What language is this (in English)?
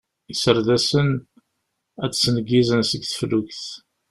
Kabyle